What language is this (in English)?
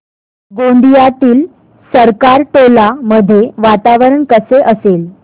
Marathi